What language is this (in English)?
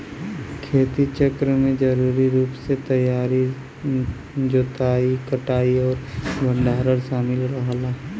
Bhojpuri